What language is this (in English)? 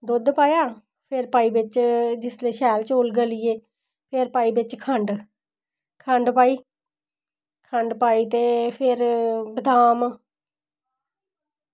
Dogri